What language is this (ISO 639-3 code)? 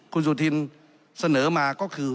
tha